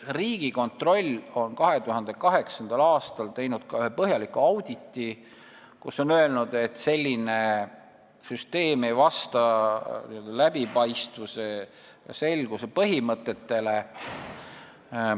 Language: Estonian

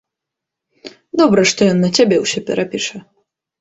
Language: Belarusian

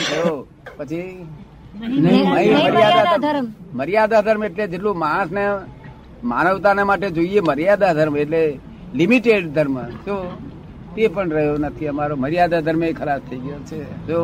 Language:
Gujarati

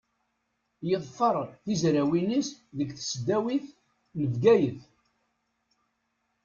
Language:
Kabyle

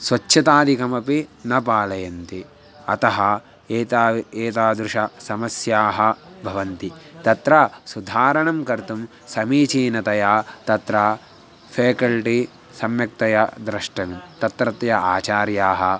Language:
Sanskrit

